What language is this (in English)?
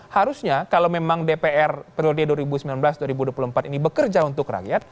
Indonesian